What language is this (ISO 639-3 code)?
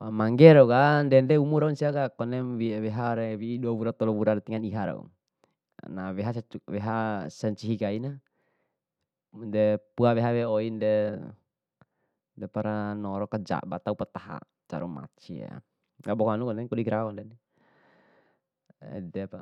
bhp